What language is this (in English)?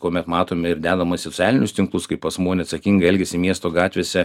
Lithuanian